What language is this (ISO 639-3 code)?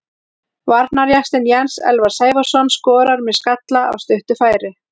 isl